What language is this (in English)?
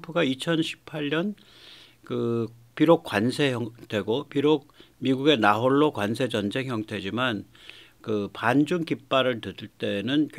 Korean